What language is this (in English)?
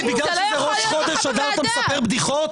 Hebrew